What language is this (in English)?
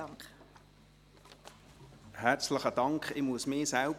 Swiss German